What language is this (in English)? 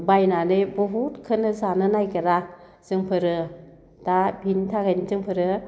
Bodo